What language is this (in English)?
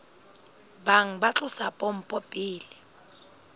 Southern Sotho